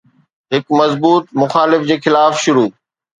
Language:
Sindhi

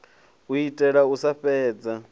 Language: Venda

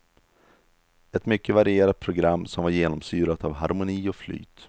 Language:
Swedish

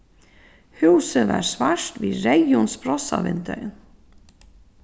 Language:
Faroese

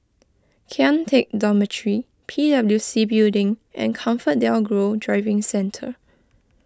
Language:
English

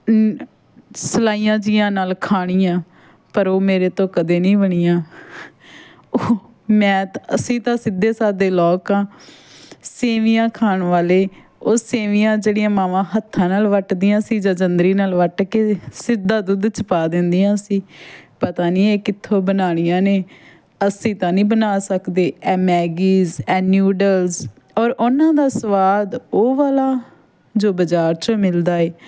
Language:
Punjabi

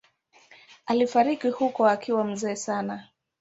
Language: Swahili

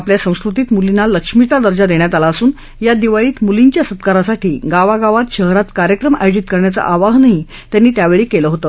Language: Marathi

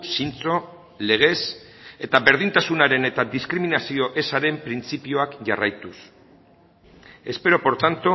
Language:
Basque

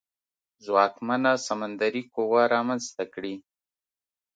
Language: Pashto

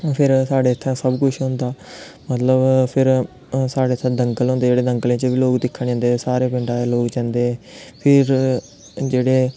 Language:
Dogri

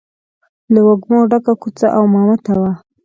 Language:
Pashto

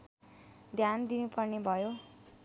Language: Nepali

